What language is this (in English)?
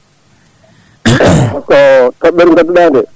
Fula